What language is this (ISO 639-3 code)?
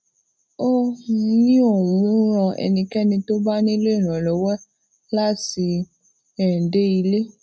yor